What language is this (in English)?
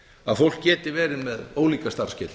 Icelandic